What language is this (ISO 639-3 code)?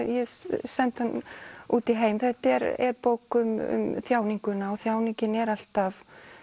isl